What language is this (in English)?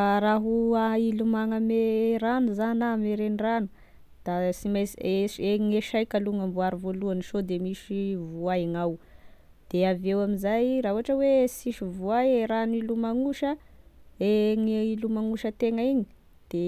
Tesaka Malagasy